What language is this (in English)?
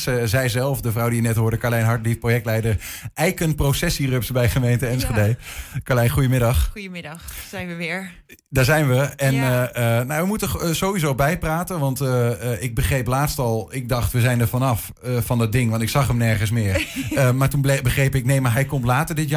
Dutch